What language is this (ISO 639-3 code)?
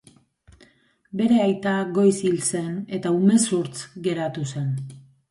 eus